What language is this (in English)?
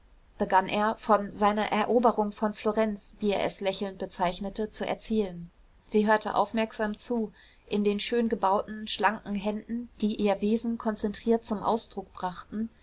German